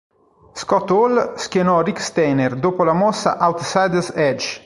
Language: Italian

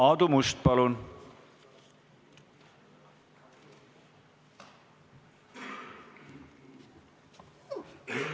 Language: Estonian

